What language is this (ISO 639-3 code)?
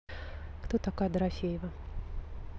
rus